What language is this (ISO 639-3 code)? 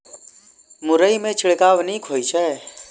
mai